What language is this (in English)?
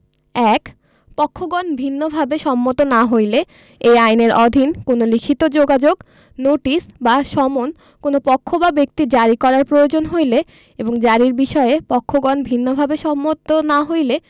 Bangla